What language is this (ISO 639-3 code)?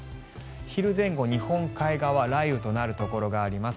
jpn